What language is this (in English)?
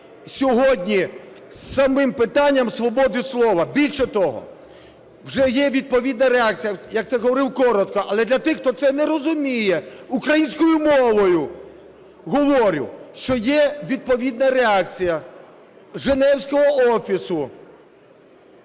Ukrainian